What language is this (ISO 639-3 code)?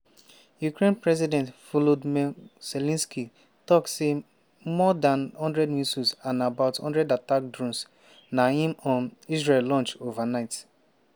pcm